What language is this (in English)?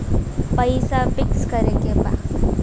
Bhojpuri